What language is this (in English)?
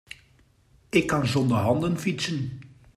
Dutch